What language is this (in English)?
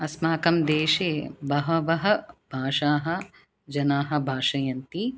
Sanskrit